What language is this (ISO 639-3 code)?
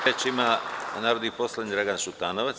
srp